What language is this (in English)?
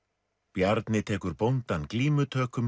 Icelandic